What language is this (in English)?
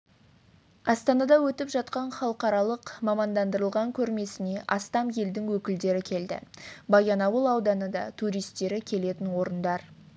Kazakh